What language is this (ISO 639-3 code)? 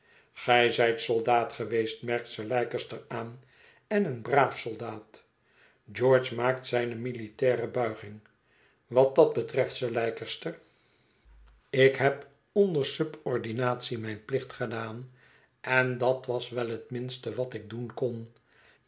nld